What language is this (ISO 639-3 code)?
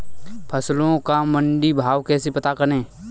hin